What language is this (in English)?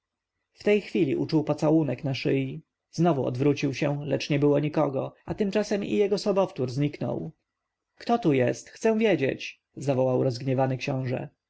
Polish